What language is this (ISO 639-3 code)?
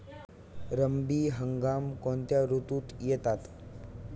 mar